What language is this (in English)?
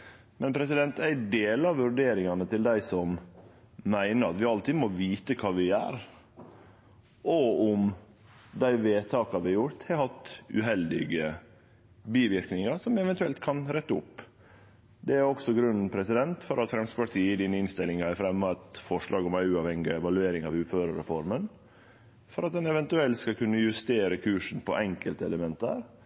Norwegian Nynorsk